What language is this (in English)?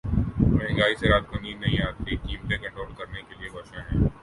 Urdu